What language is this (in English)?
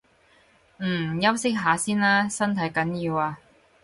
Cantonese